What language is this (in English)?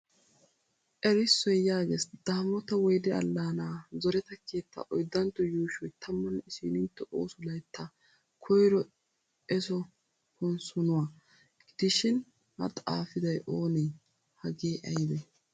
Wolaytta